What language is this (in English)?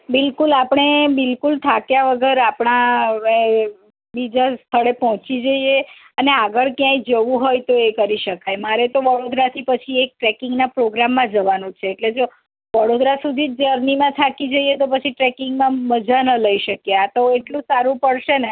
Gujarati